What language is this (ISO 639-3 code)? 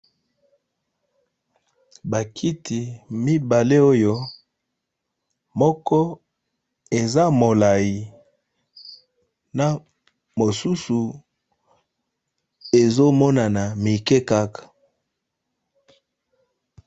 lin